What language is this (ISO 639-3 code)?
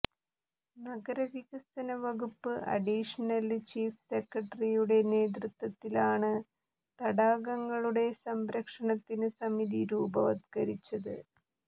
mal